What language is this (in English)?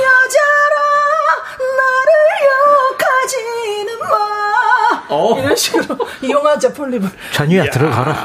Korean